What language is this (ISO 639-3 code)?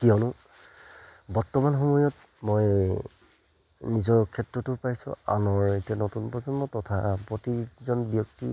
asm